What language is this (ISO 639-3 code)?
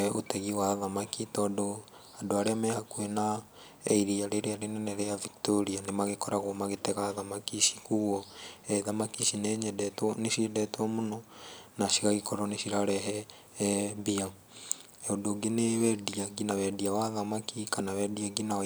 kik